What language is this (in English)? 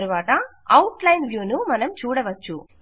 Telugu